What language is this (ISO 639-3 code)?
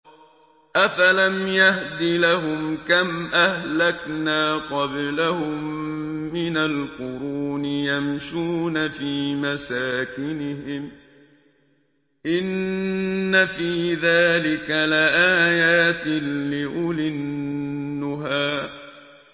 ara